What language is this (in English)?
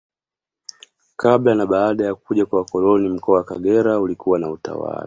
Swahili